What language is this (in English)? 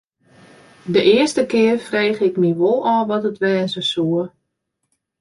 Western Frisian